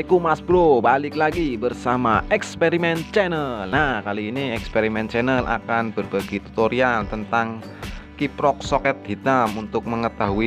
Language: Indonesian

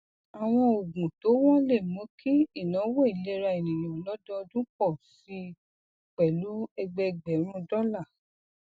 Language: Yoruba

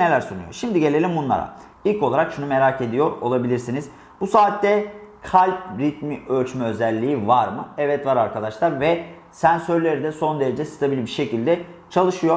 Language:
Turkish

